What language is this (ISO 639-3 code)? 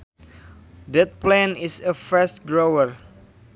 sun